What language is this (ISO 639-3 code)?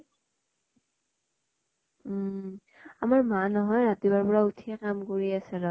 asm